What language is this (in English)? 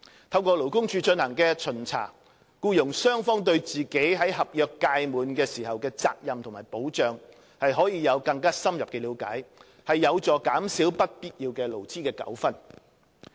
Cantonese